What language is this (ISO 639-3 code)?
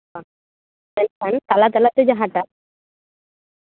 sat